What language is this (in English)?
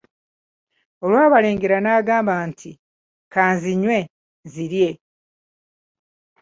Ganda